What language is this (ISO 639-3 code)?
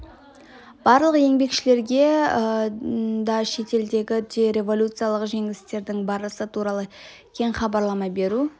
kaz